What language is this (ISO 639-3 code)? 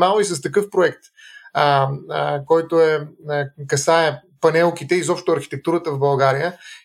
bul